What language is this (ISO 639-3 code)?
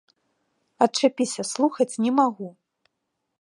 bel